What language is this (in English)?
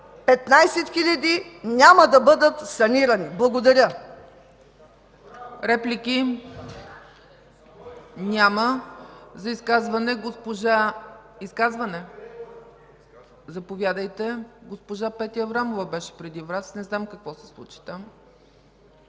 Bulgarian